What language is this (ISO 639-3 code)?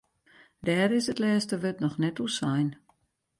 fry